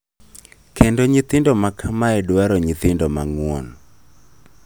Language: Luo (Kenya and Tanzania)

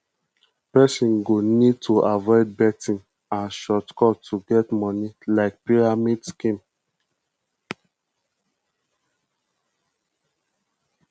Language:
Nigerian Pidgin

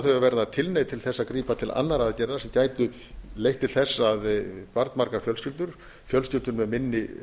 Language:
Icelandic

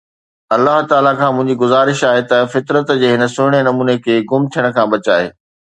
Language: Sindhi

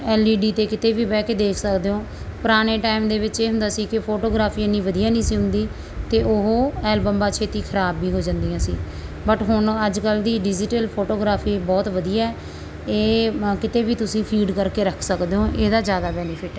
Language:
Punjabi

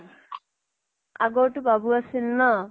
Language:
Assamese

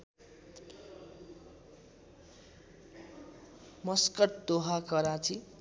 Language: Nepali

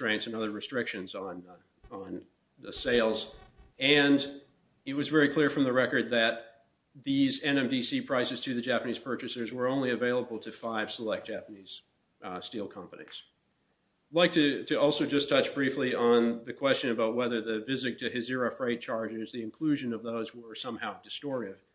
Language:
English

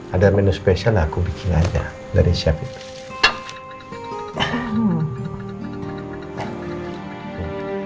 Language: Indonesian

